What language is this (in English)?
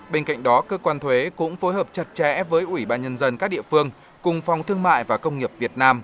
Vietnamese